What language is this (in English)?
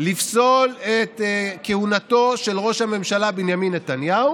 Hebrew